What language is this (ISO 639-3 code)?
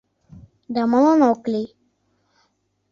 chm